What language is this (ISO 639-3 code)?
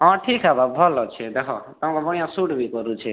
ori